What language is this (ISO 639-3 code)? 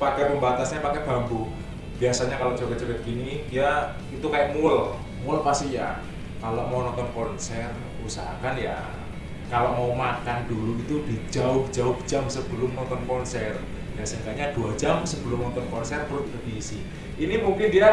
ind